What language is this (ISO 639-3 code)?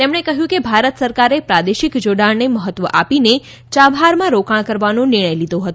guj